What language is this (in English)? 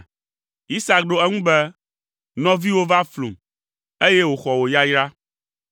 Ewe